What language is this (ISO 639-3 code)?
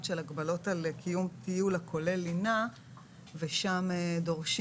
heb